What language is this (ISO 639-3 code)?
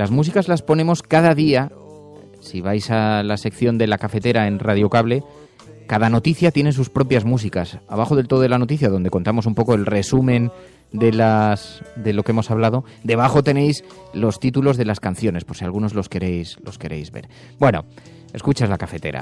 spa